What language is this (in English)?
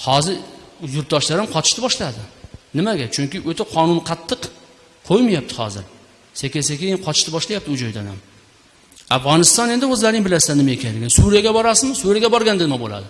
Uzbek